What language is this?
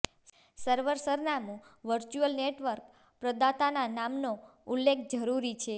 Gujarati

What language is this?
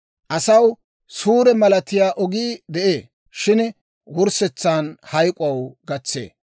Dawro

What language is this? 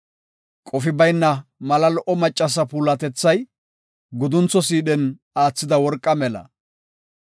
Gofa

